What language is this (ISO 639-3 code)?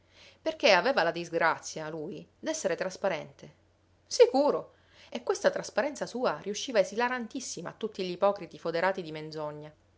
ita